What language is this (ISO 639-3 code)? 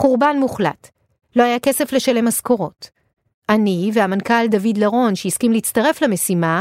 heb